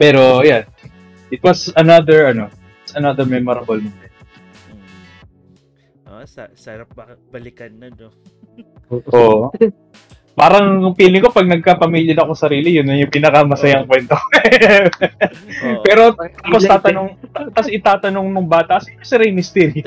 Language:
Filipino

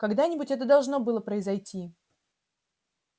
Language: Russian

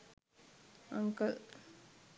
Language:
Sinhala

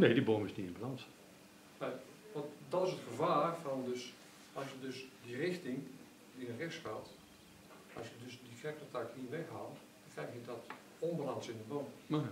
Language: Dutch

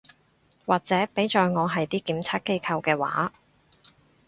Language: Cantonese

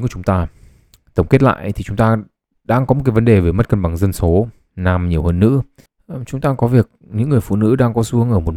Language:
Vietnamese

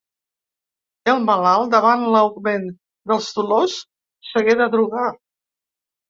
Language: Catalan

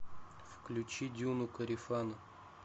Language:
Russian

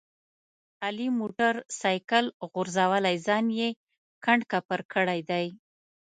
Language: Pashto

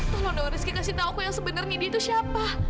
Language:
Indonesian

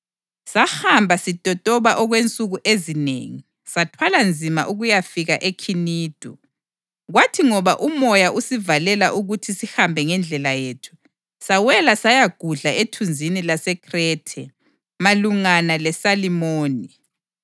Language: North Ndebele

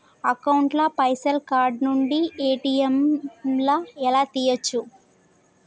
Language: Telugu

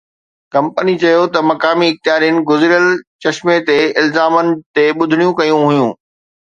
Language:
Sindhi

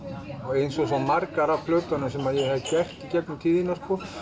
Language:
Icelandic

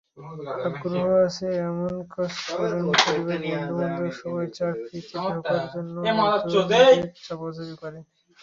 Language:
Bangla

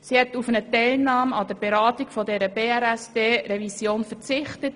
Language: Swiss German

